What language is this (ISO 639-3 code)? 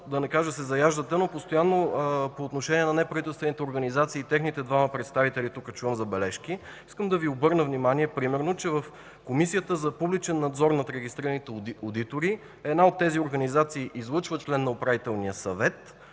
bul